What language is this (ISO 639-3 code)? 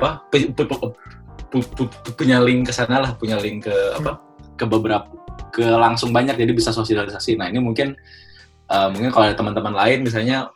ind